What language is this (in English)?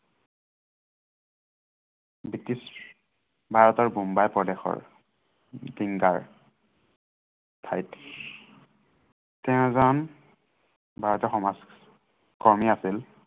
Assamese